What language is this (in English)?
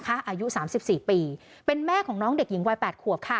Thai